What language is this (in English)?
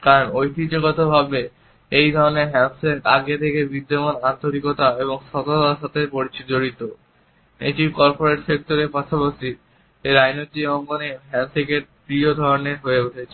Bangla